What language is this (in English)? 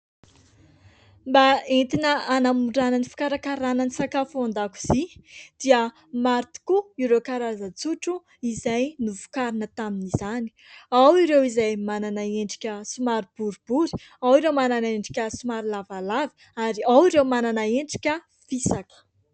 Malagasy